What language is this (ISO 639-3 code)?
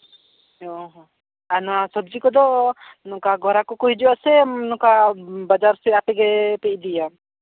sat